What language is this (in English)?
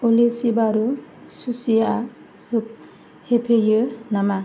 Bodo